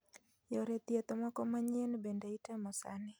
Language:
Luo (Kenya and Tanzania)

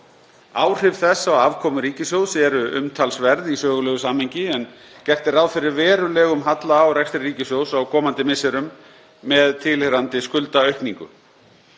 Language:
Icelandic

